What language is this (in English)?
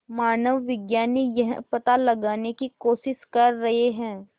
Hindi